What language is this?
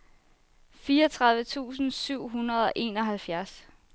Danish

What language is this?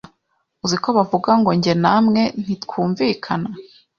Kinyarwanda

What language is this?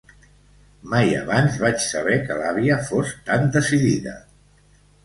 Catalan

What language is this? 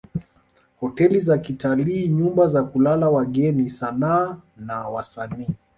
Swahili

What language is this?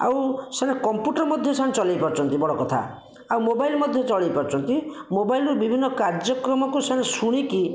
Odia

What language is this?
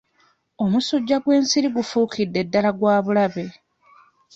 Ganda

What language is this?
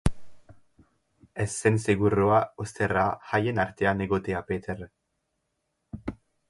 Basque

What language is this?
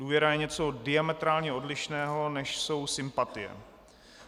Czech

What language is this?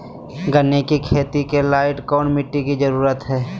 Magahi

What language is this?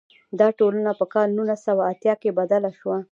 Pashto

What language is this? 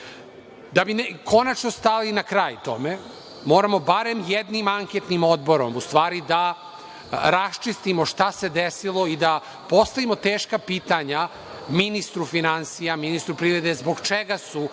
Serbian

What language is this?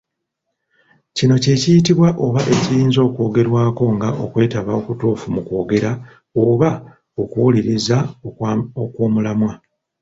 Ganda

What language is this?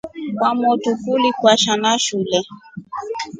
Rombo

